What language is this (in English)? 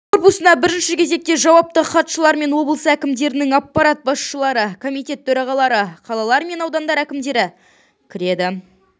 Kazakh